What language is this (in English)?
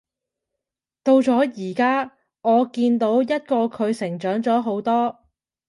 Cantonese